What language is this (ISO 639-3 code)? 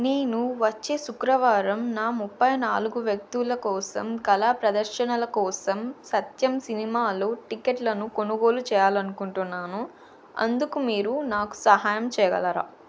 tel